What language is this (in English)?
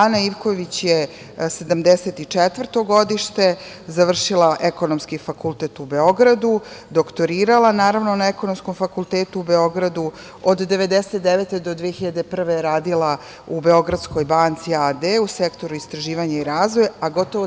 Serbian